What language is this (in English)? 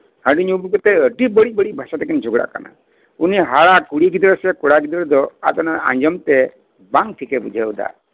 Santali